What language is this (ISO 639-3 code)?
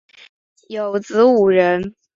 zho